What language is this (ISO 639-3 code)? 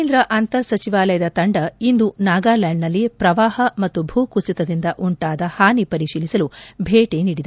kan